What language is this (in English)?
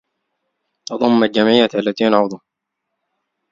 Arabic